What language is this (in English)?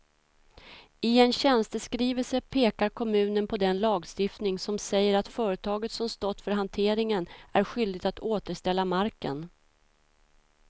Swedish